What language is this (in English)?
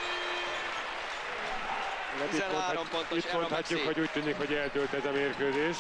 Hungarian